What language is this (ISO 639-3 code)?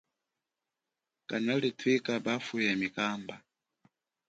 cjk